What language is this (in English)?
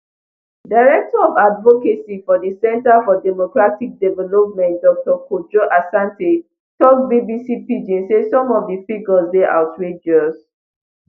Nigerian Pidgin